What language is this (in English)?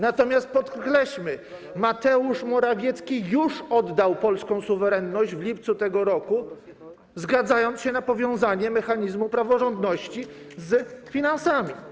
Polish